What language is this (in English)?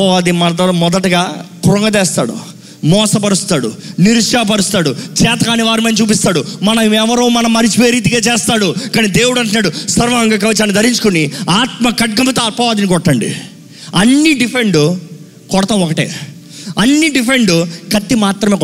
Telugu